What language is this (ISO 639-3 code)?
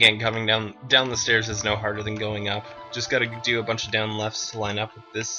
eng